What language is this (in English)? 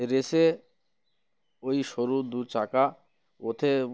Bangla